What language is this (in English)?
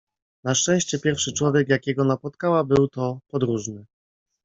Polish